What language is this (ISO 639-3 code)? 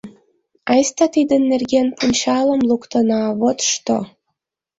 chm